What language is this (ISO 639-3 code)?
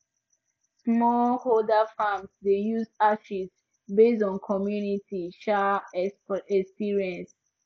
pcm